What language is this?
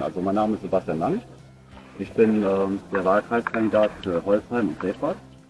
German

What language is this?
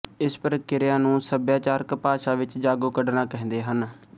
Punjabi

